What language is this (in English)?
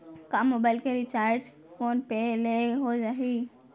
Chhattisgarhi